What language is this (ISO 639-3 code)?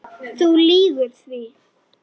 isl